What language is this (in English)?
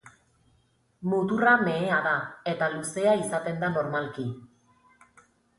Basque